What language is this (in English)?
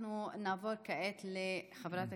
Hebrew